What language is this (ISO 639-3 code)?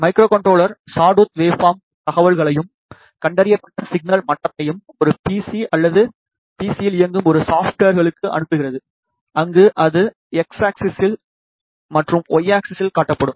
tam